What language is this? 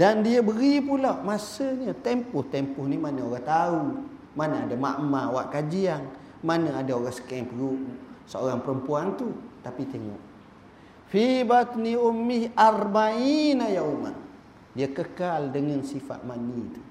Malay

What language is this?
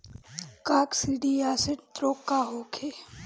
Bhojpuri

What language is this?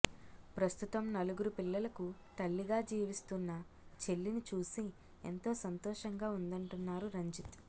Telugu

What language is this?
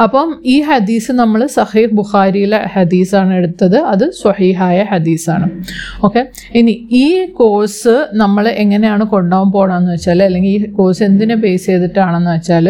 Malayalam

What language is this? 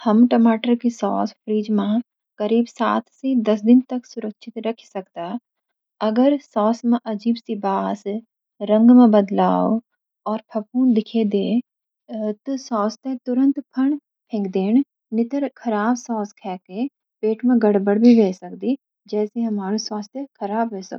Garhwali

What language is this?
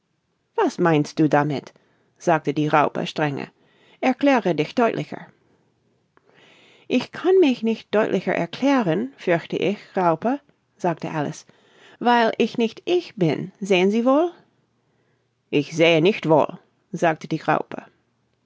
German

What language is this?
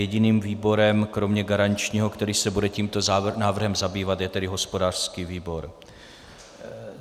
Czech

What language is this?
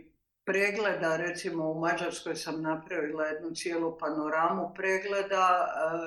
Croatian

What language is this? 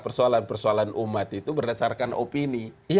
Indonesian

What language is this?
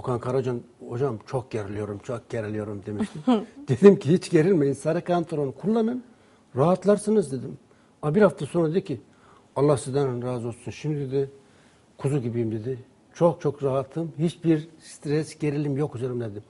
Turkish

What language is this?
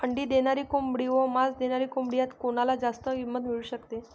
Marathi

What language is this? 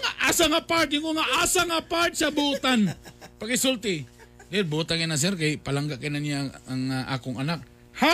Filipino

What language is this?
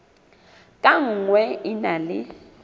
Southern Sotho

